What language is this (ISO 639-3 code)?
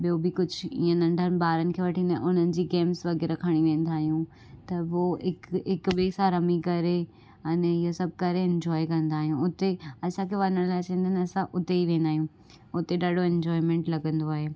snd